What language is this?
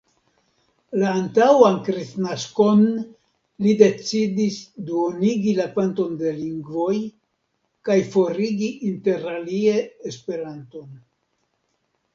Esperanto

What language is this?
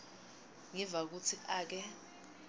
Swati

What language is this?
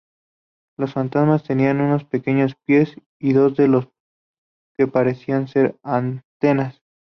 Spanish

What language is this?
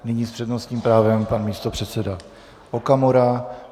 Czech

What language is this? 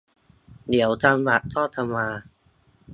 Thai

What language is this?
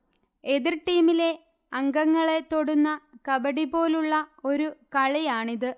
Malayalam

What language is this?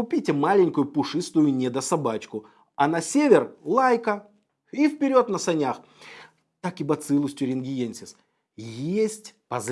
Russian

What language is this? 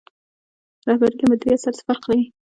Pashto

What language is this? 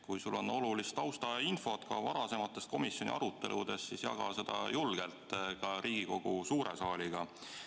Estonian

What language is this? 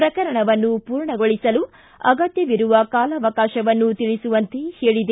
Kannada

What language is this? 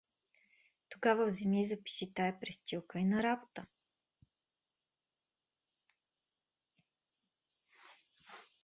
Bulgarian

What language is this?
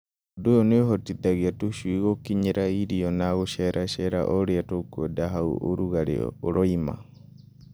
Kikuyu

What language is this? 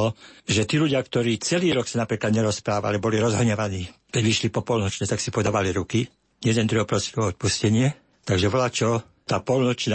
Slovak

